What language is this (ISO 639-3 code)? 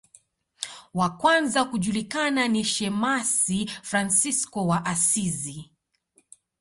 swa